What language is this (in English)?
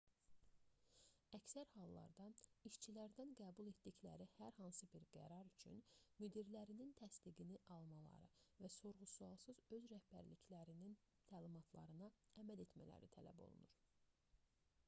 Azerbaijani